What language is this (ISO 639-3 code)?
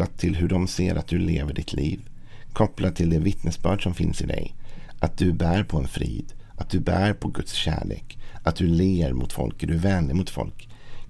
swe